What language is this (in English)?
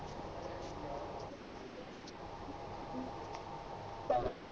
Punjabi